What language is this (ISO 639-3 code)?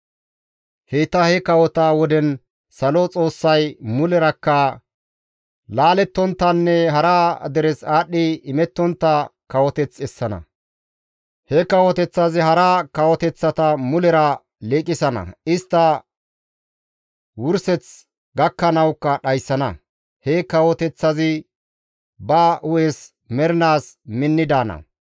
gmv